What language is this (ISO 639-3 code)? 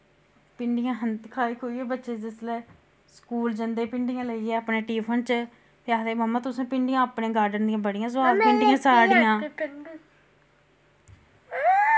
doi